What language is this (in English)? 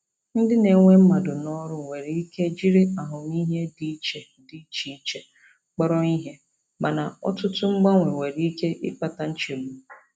Igbo